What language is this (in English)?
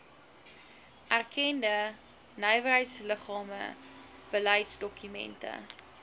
Afrikaans